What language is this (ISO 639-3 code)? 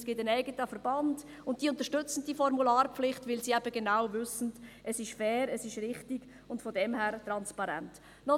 gsw